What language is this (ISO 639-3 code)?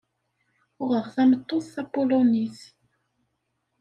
kab